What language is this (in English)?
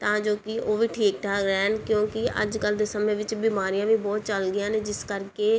Punjabi